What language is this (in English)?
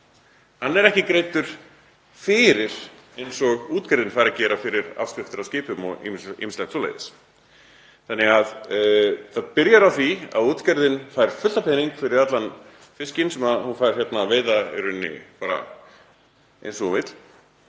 Icelandic